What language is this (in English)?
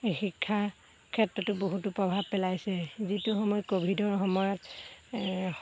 Assamese